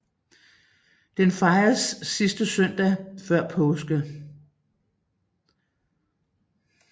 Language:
Danish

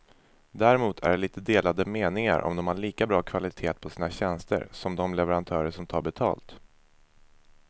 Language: Swedish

